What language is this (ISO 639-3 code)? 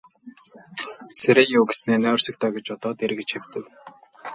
mon